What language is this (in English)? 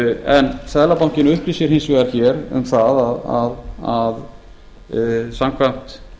Icelandic